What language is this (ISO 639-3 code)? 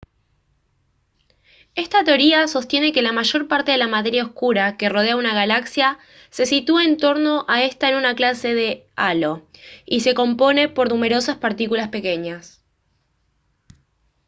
spa